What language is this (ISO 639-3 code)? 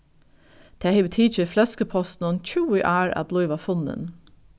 fao